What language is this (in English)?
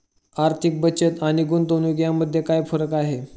Marathi